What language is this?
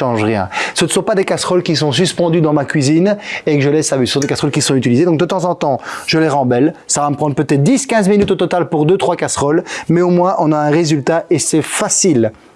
French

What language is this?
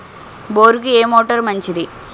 Telugu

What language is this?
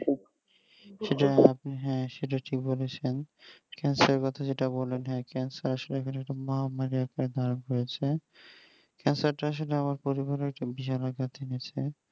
Bangla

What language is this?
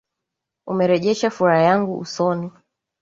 Swahili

